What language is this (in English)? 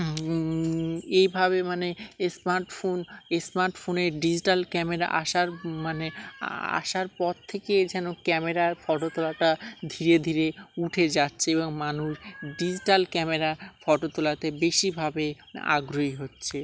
Bangla